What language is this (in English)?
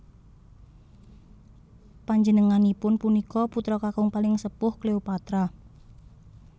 Javanese